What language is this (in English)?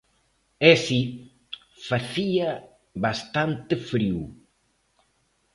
Galician